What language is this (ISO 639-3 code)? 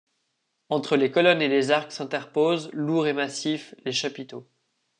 fra